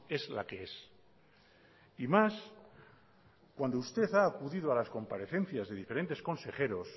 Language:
Spanish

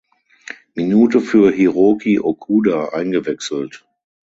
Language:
German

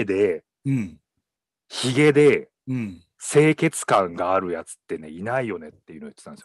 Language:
Japanese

